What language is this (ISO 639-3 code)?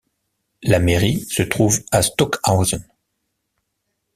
fra